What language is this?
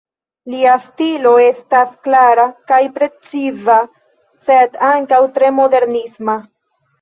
Esperanto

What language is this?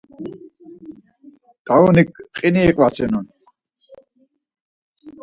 Laz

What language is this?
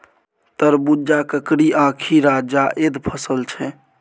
Maithili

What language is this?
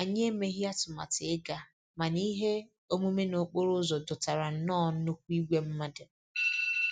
Igbo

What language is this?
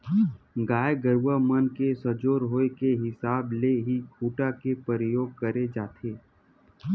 Chhattisgarhi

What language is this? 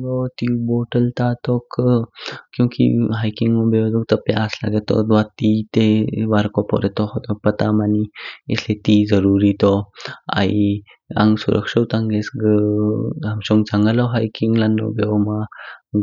Kinnauri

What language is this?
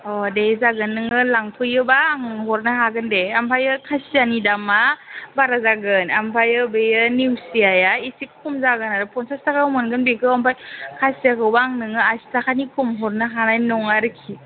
Bodo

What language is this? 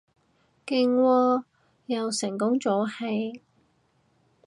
Cantonese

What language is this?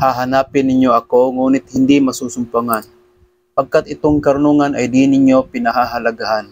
Filipino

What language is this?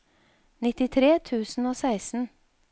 Norwegian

